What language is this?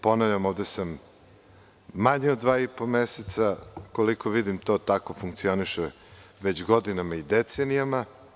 Serbian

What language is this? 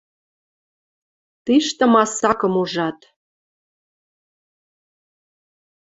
Western Mari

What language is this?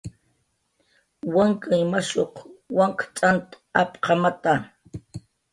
Jaqaru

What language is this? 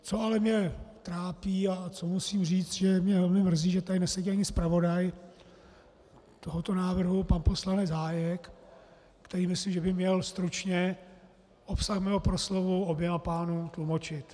Czech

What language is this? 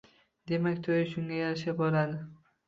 Uzbek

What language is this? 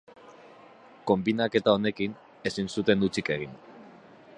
Basque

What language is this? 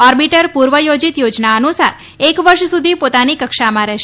Gujarati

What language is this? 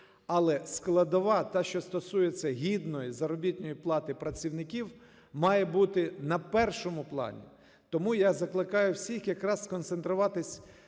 Ukrainian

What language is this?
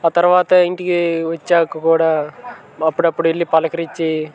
Telugu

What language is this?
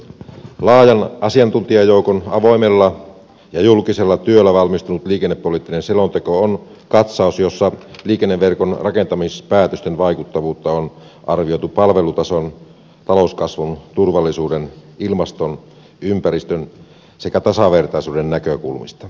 Finnish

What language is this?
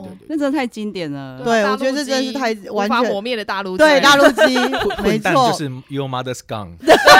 Chinese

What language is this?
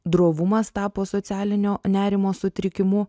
Lithuanian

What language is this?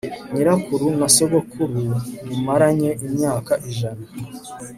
Kinyarwanda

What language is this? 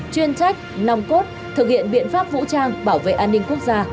Vietnamese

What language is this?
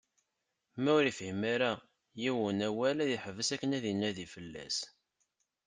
Kabyle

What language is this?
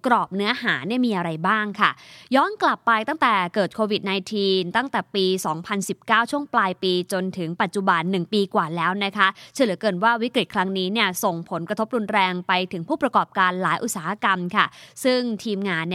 Thai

